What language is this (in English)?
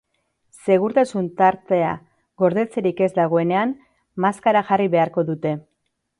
Basque